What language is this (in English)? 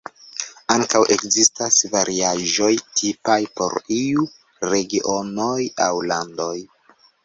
Esperanto